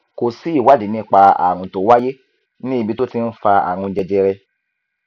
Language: Yoruba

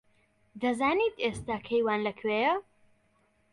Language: Central Kurdish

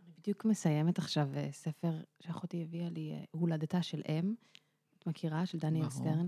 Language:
Hebrew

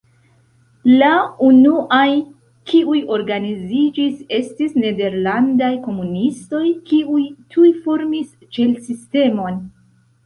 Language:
Esperanto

